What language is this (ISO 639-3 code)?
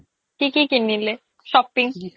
asm